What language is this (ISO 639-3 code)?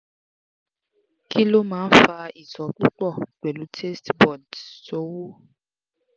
yor